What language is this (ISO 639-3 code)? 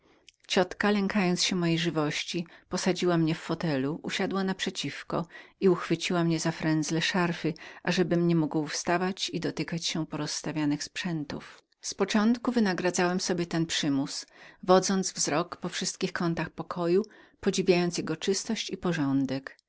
pol